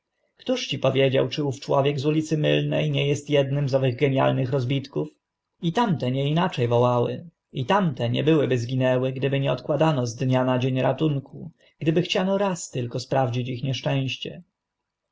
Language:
Polish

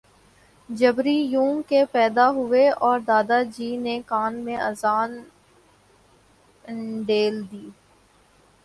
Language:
Urdu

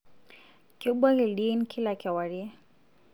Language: Masai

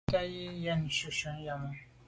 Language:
Medumba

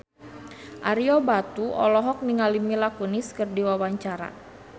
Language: Sundanese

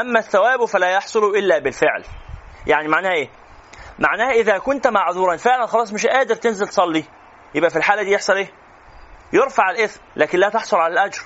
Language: Arabic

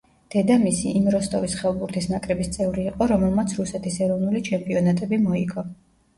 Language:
Georgian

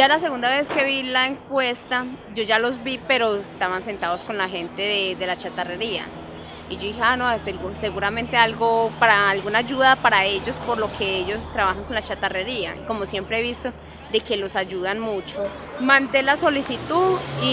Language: Spanish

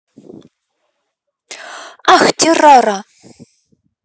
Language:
Russian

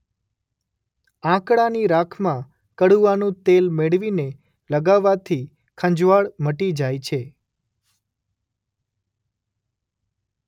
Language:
Gujarati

